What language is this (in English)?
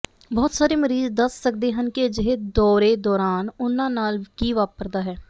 Punjabi